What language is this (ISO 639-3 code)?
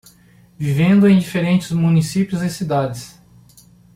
por